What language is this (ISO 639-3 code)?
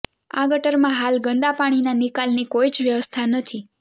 guj